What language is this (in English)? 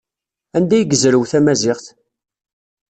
Kabyle